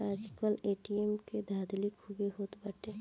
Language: Bhojpuri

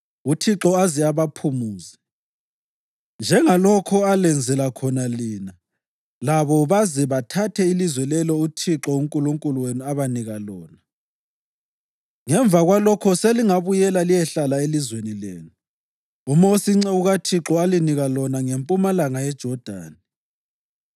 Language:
North Ndebele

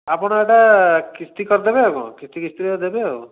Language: Odia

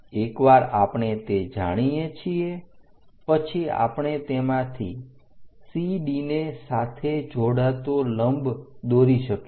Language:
Gujarati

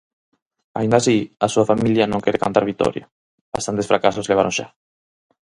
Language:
Galician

